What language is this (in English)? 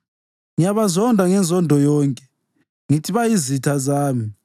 North Ndebele